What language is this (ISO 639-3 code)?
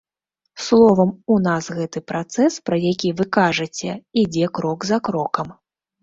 bel